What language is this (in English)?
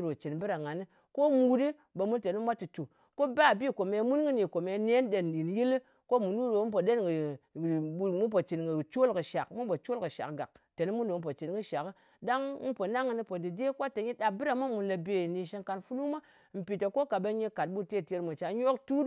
Ngas